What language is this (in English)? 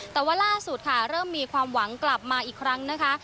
Thai